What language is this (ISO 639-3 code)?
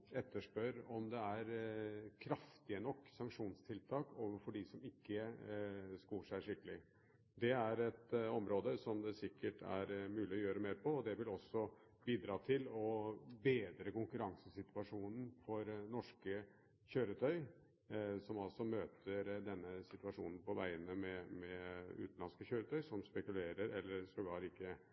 nob